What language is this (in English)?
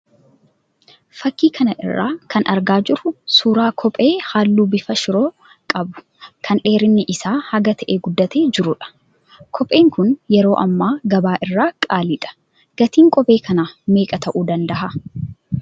Oromo